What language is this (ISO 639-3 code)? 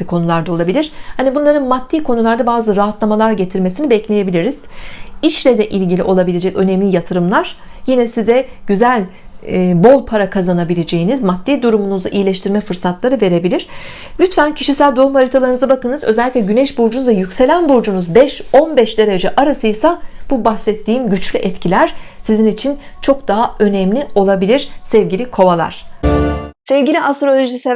tur